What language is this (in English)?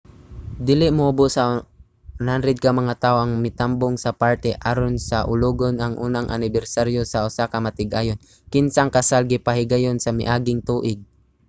Cebuano